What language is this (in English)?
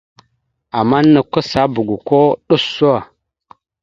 Mada (Cameroon)